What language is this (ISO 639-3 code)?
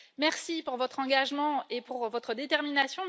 fra